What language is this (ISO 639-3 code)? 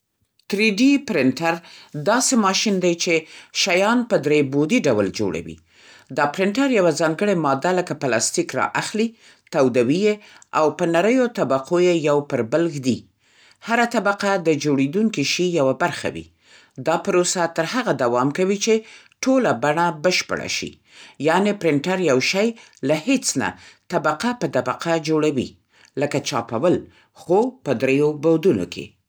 pst